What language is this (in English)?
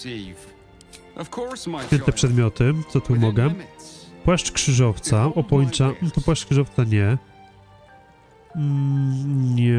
Polish